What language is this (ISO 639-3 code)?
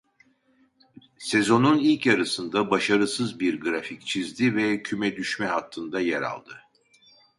tur